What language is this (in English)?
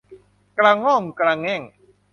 Thai